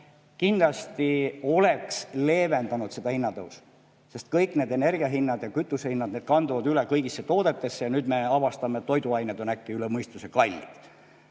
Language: Estonian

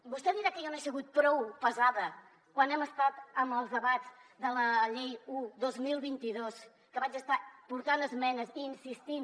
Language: Catalan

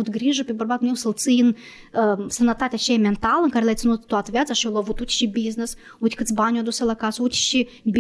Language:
Romanian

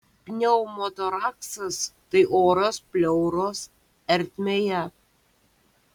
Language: Lithuanian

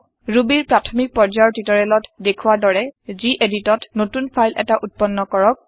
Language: Assamese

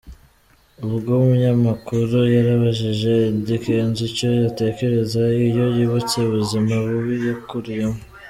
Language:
Kinyarwanda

